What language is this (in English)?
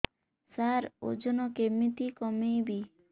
Odia